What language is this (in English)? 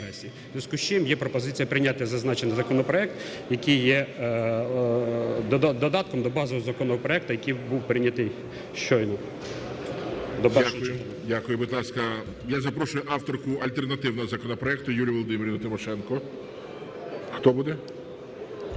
Ukrainian